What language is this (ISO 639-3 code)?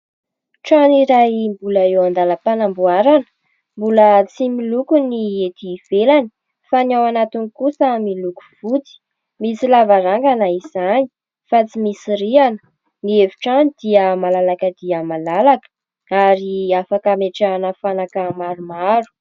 mlg